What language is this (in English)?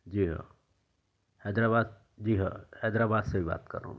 Urdu